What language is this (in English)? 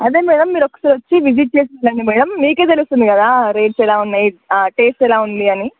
Telugu